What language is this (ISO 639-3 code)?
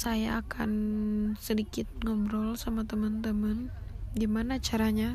ind